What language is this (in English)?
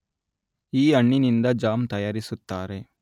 Kannada